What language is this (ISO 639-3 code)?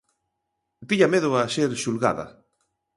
glg